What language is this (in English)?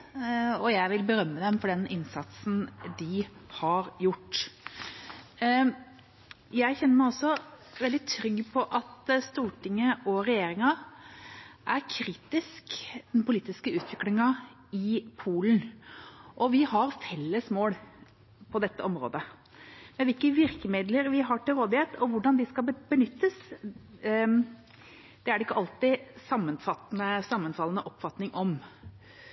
Norwegian Bokmål